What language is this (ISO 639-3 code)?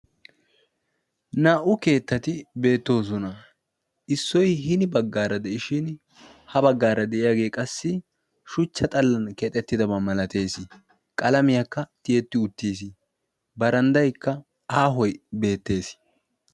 wal